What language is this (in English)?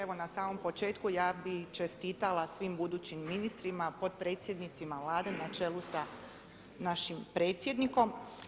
Croatian